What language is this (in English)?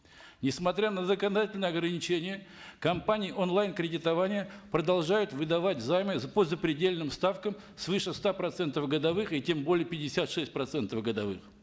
Kazakh